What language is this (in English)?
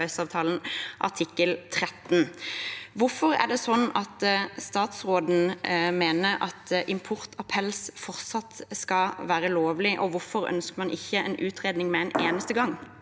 Norwegian